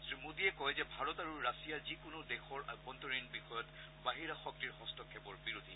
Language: Assamese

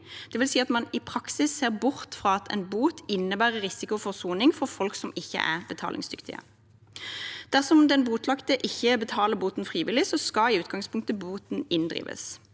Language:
Norwegian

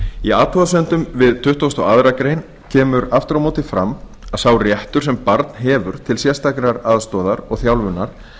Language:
Icelandic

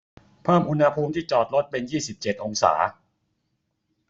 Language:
Thai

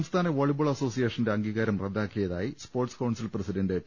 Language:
Malayalam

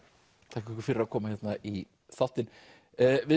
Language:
Icelandic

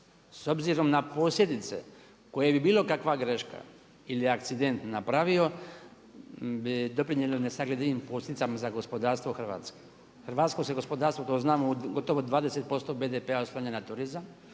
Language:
Croatian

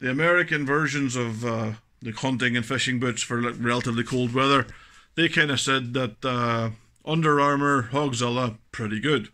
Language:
English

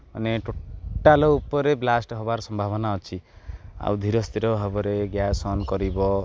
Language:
Odia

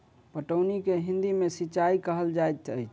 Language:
Maithili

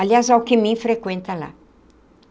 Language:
Portuguese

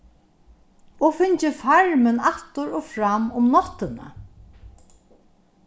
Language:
Faroese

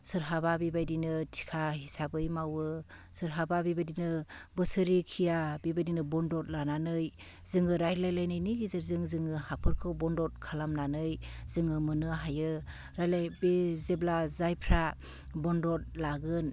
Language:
Bodo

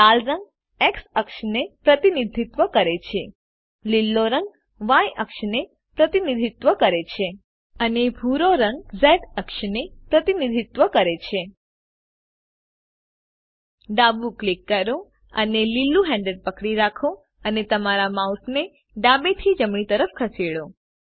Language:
Gujarati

